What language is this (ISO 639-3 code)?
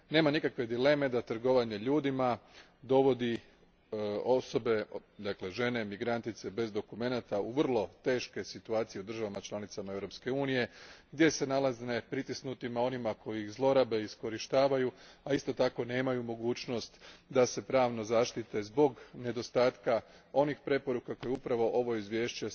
hrv